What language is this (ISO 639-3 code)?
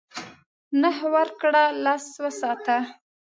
pus